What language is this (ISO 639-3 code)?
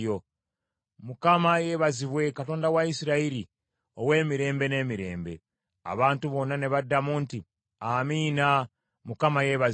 lug